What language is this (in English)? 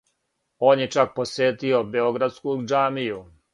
Serbian